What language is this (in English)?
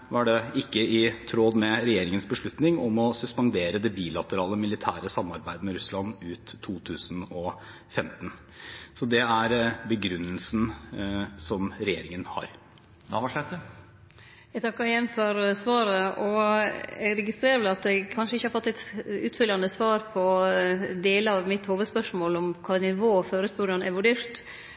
Norwegian